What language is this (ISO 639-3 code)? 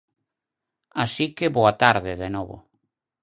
glg